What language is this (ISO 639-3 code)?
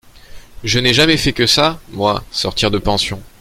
fra